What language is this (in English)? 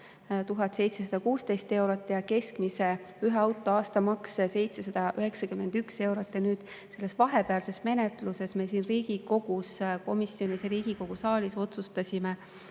Estonian